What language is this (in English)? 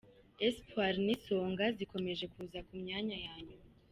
Kinyarwanda